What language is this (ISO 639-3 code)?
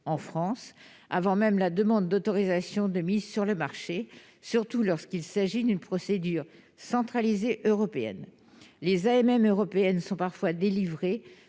fra